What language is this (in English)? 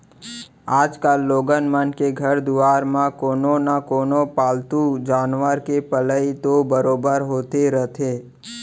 Chhattisgarhi